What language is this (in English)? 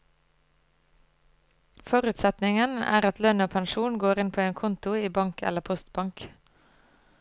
Norwegian